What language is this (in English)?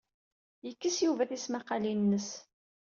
Kabyle